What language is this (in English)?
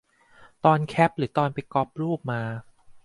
Thai